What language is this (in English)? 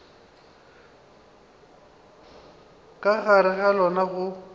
Northern Sotho